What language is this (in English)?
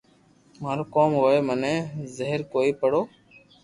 Loarki